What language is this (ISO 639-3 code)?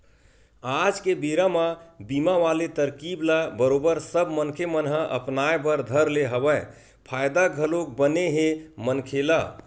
hne